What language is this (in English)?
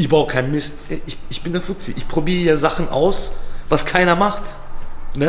German